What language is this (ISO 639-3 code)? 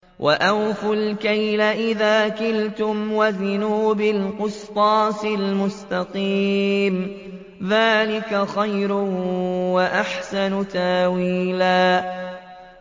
ara